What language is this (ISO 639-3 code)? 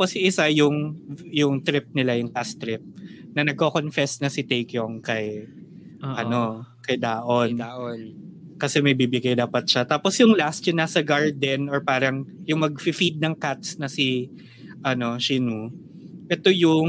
fil